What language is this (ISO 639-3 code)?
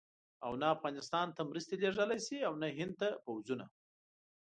pus